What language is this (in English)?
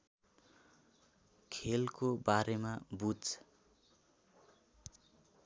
Nepali